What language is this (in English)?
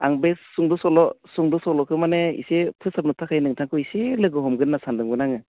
Bodo